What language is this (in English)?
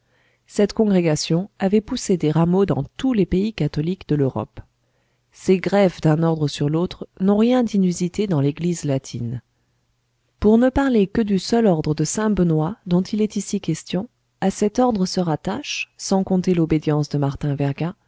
French